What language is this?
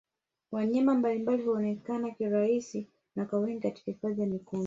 Swahili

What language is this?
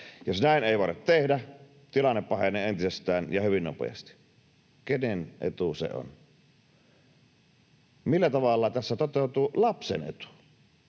Finnish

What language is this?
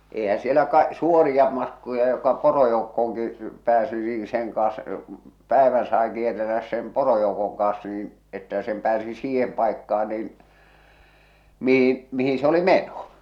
Finnish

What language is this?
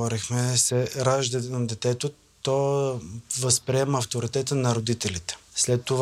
Bulgarian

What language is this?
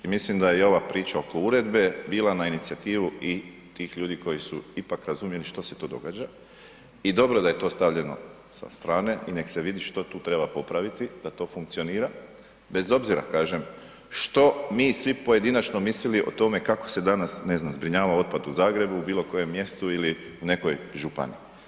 Croatian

